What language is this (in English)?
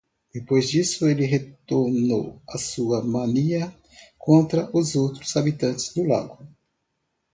Portuguese